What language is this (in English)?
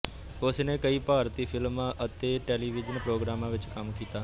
Punjabi